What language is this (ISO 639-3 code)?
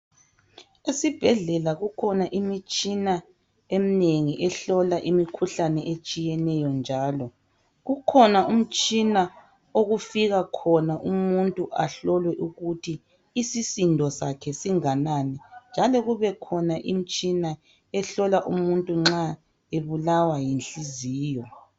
nde